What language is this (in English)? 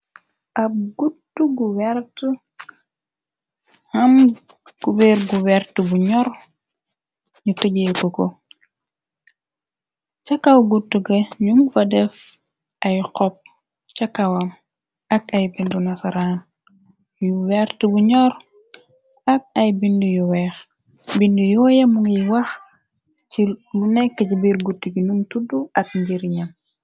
Wolof